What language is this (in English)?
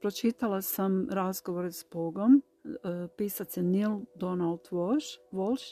Croatian